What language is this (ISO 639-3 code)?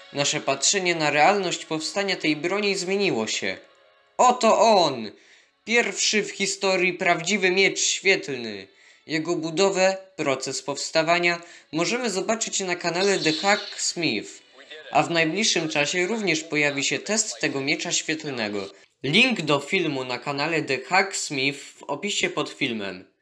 pol